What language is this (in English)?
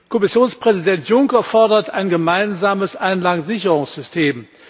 German